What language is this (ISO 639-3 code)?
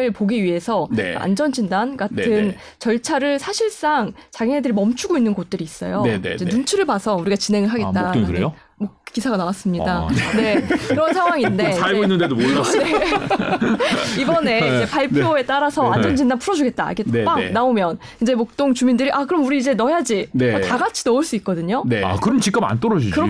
kor